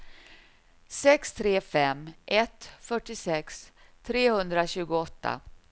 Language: Swedish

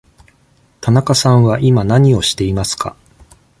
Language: Japanese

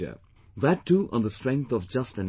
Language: English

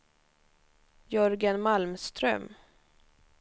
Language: Swedish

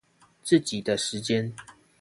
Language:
Chinese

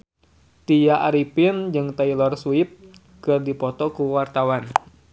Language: Sundanese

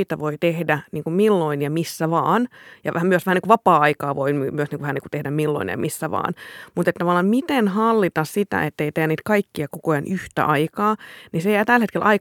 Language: Finnish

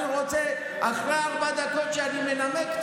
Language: Hebrew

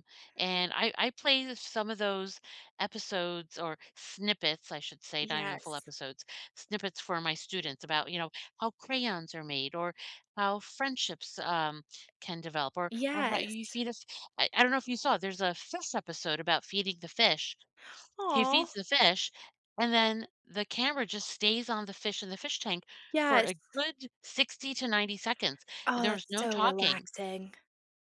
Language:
English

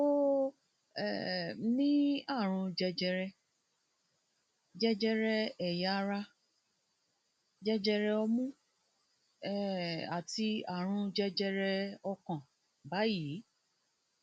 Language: Yoruba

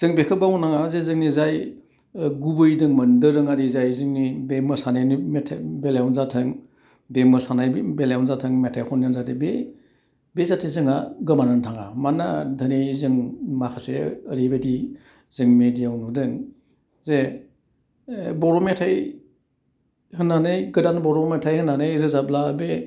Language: Bodo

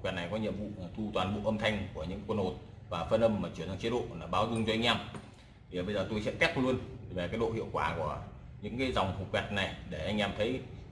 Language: Vietnamese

